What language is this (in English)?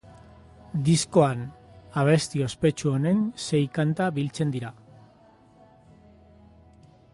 Basque